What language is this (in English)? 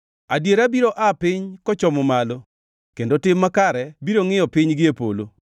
Luo (Kenya and Tanzania)